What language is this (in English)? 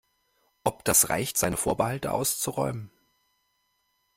German